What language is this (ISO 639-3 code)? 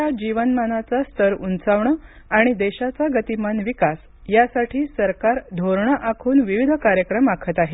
mar